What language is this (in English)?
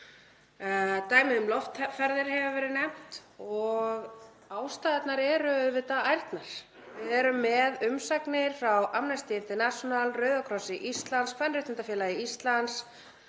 Icelandic